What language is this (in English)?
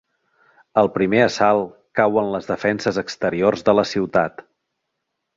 Catalan